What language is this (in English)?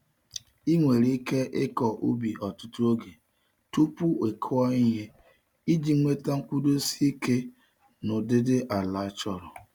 Igbo